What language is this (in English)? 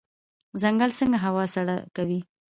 Pashto